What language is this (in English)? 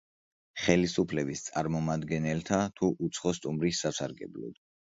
Georgian